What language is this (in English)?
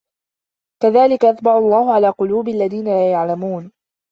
Arabic